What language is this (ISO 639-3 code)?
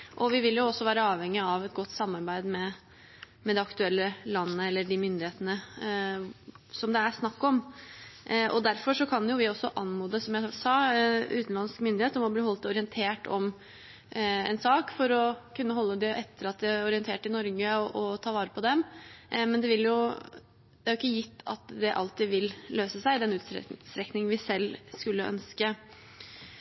nob